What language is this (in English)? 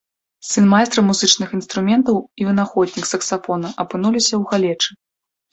Belarusian